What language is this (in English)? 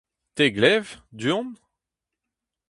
Breton